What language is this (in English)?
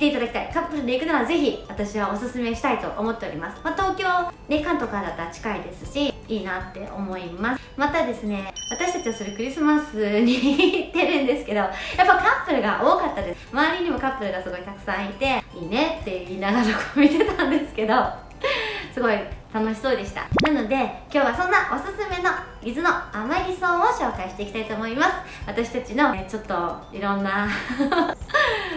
Japanese